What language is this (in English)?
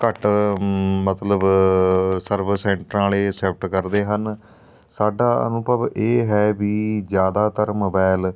Punjabi